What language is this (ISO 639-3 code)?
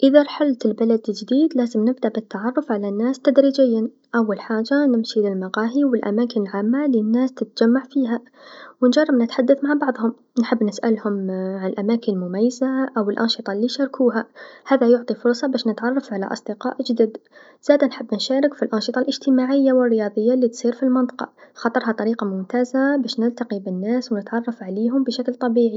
aeb